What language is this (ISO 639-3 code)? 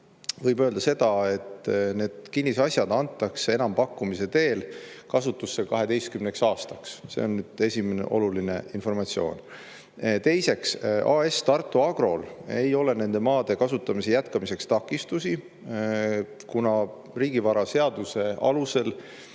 est